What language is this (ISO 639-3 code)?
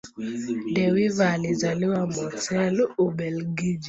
swa